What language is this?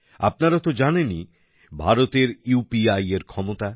Bangla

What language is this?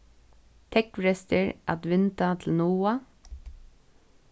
Faroese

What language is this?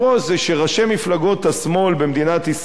Hebrew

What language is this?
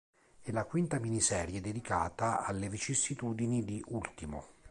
Italian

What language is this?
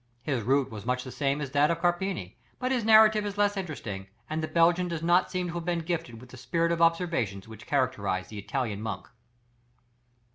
English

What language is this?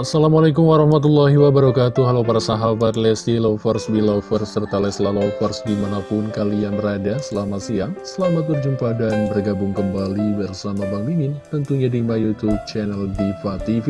Indonesian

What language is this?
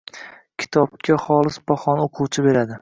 Uzbek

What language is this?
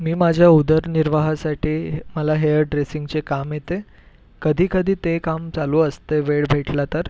Marathi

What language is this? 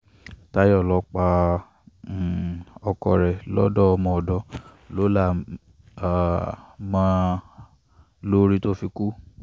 Yoruba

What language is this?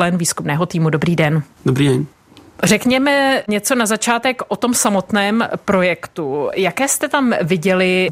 Czech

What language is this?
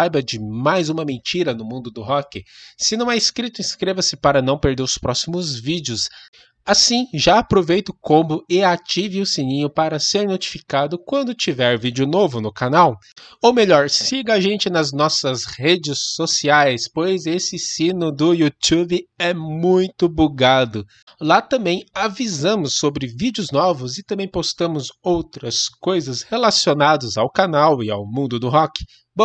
Portuguese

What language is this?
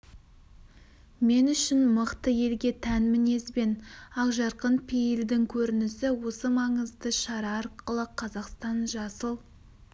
Kazakh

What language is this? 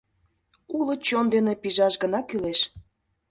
Mari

